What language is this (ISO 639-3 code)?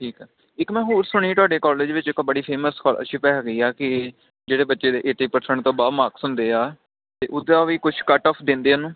pan